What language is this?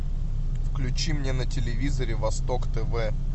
Russian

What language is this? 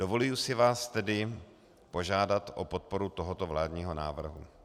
Czech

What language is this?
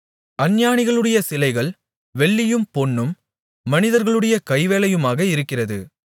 Tamil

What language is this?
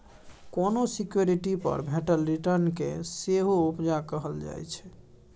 Maithili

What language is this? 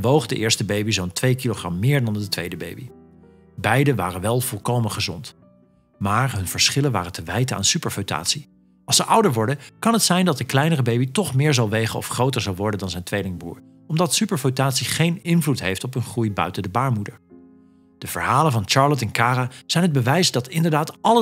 Dutch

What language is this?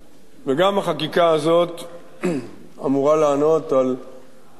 Hebrew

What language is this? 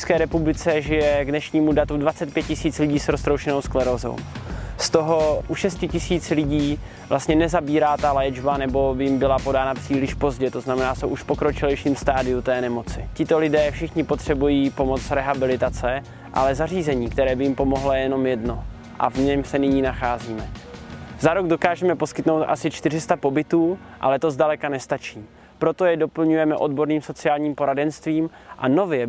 Czech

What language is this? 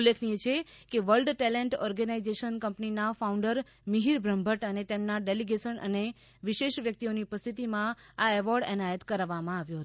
Gujarati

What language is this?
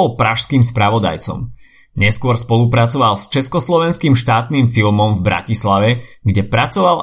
Slovak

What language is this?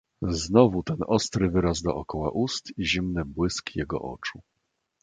Polish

